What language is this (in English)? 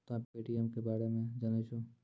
Maithili